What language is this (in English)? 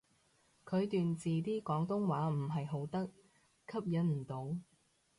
Cantonese